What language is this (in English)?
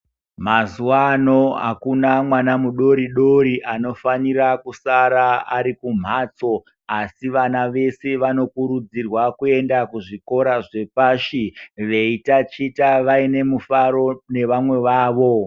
Ndau